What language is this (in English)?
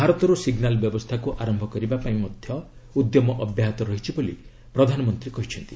Odia